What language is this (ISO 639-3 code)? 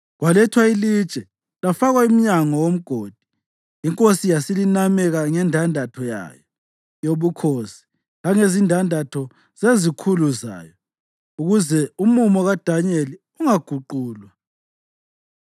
nde